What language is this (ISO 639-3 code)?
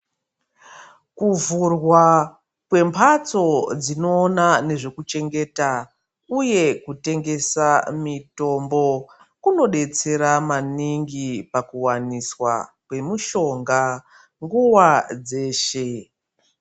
ndc